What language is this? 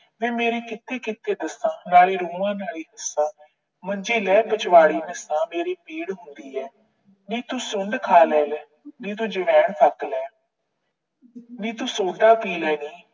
Punjabi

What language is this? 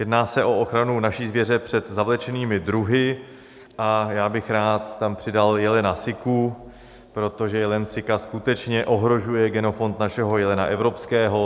Czech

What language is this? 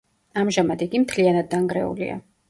Georgian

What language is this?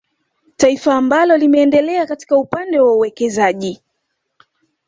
Swahili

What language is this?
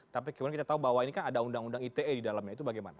Indonesian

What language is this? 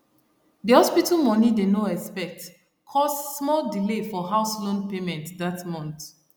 Nigerian Pidgin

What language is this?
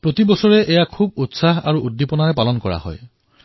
Assamese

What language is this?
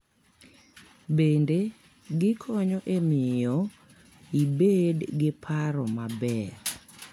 Luo (Kenya and Tanzania)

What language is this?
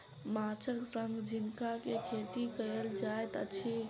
Maithili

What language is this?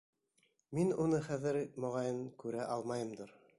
Bashkir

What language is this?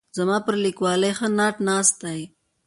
Pashto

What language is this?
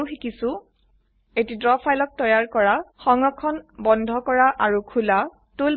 Assamese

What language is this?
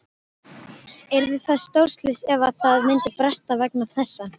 Icelandic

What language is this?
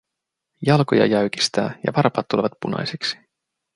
Finnish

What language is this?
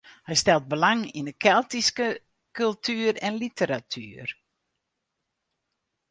Western Frisian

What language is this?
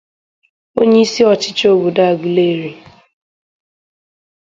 Igbo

